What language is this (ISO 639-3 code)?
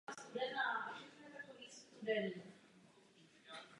ces